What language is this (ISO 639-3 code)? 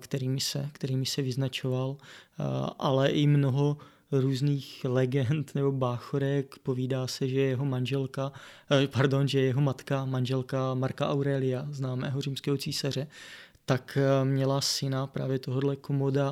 ces